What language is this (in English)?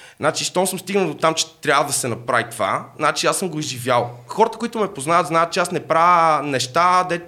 Bulgarian